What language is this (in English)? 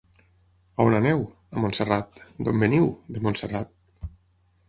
Catalan